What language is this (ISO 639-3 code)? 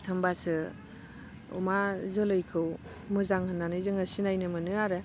brx